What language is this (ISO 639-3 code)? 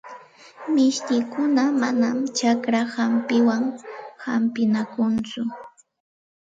qxt